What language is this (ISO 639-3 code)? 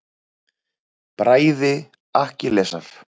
isl